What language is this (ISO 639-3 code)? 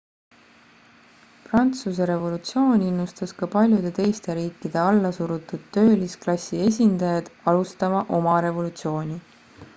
est